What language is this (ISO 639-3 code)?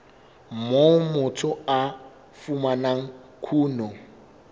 sot